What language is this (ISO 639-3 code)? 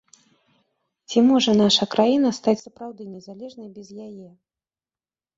bel